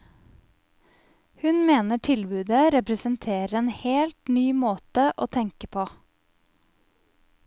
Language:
Norwegian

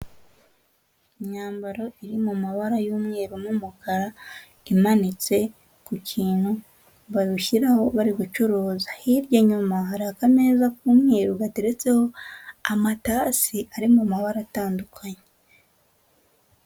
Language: Kinyarwanda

